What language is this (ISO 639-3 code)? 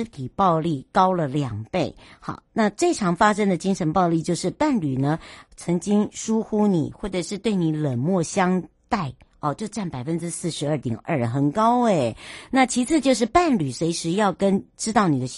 zho